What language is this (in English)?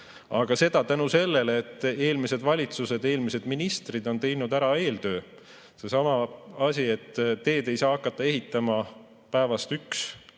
Estonian